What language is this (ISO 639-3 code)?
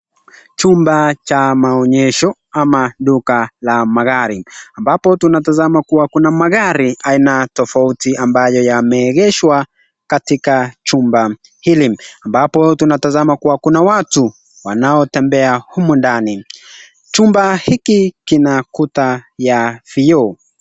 swa